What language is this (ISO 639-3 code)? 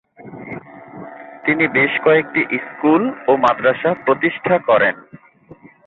ben